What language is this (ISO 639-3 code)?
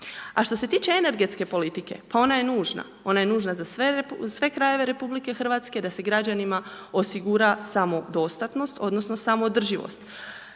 hrv